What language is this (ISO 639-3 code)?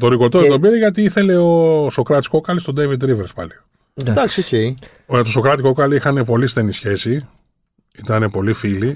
ell